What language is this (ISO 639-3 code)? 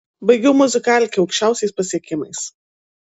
lit